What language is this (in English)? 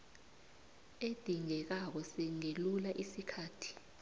South Ndebele